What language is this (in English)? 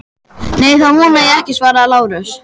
Icelandic